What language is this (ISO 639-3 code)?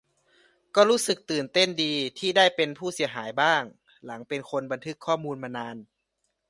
tha